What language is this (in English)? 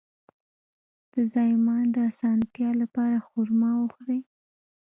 Pashto